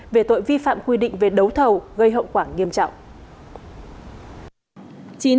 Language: Vietnamese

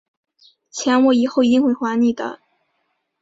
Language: Chinese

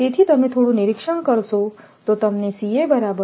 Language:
Gujarati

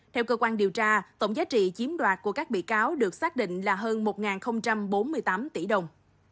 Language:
Vietnamese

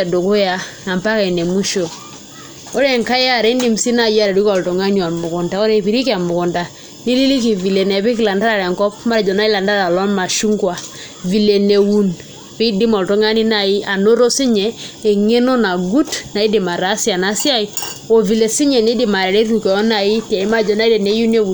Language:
Masai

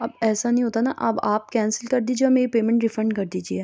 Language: Urdu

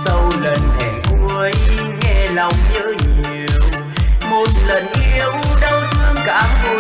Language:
Vietnamese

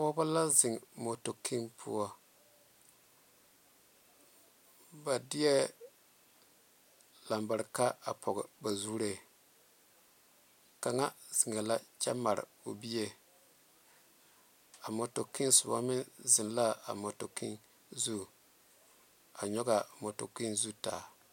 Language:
Southern Dagaare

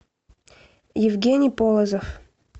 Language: Russian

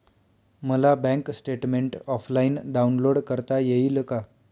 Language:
Marathi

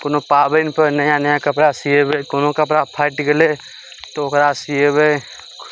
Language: Maithili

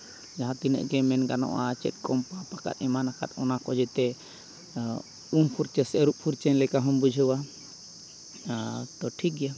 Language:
Santali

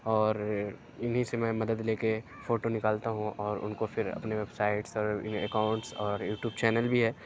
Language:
Urdu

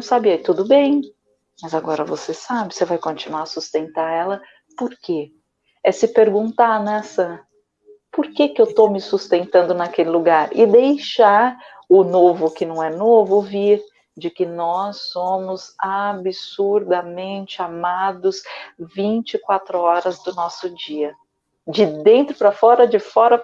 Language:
Portuguese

